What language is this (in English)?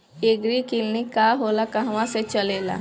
Bhojpuri